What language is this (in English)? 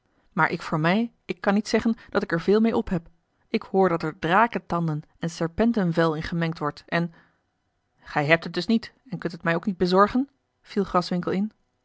Dutch